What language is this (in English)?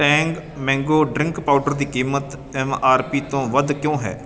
Punjabi